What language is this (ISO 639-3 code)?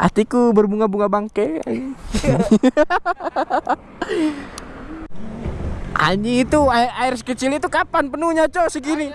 ind